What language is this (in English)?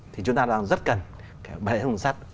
Vietnamese